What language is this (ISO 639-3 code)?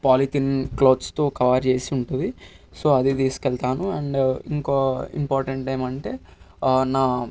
tel